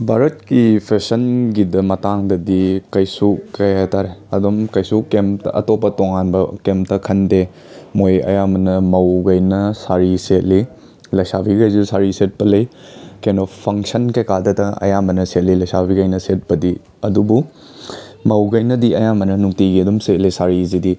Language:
Manipuri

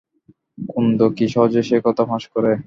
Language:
Bangla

